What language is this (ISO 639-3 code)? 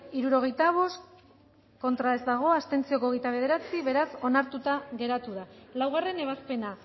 eus